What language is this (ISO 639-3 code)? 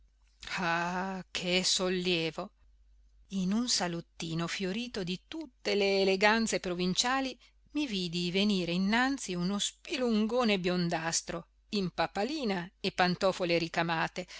ita